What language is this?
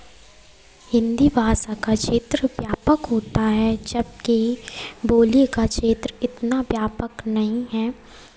Hindi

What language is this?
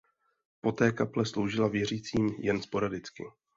Czech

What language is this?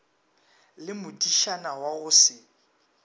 Northern Sotho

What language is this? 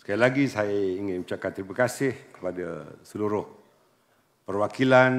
Malay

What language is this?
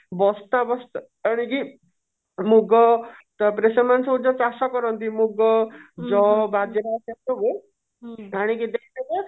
Odia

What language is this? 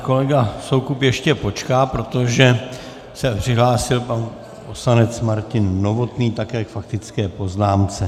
Czech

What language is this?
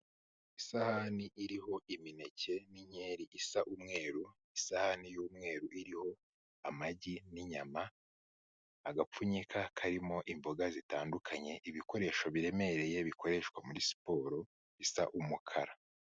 Kinyarwanda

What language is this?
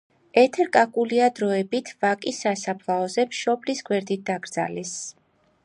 Georgian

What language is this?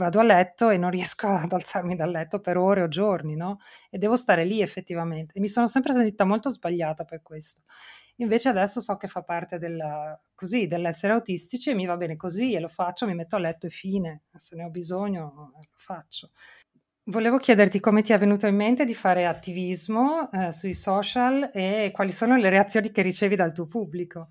Italian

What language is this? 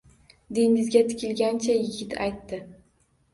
Uzbek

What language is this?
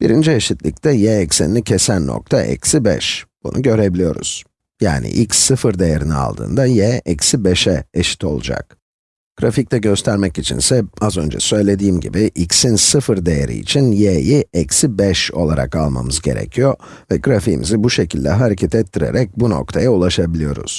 Turkish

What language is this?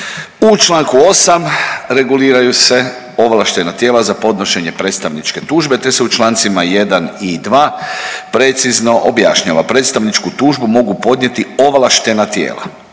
Croatian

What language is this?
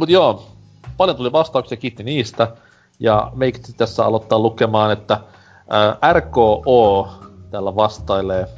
Finnish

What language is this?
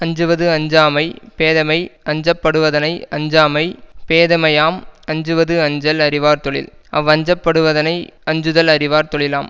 Tamil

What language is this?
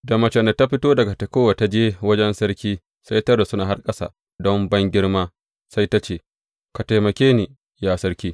Hausa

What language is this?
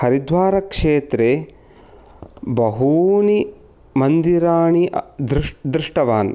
Sanskrit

